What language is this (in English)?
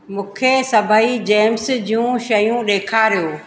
Sindhi